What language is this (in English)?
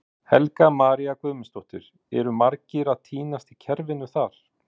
Icelandic